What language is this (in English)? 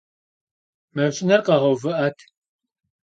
Kabardian